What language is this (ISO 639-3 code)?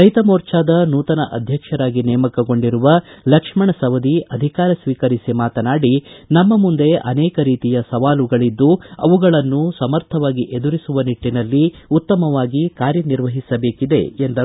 kan